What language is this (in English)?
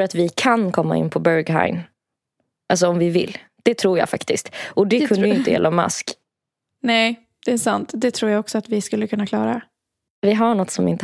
Swedish